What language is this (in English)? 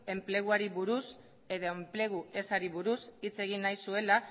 Basque